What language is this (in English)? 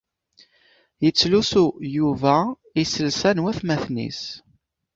Kabyle